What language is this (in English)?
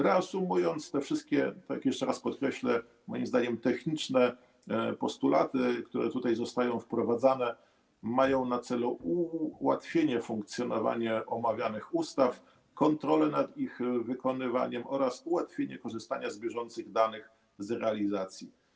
Polish